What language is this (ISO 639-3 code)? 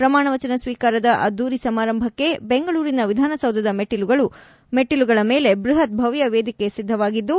kan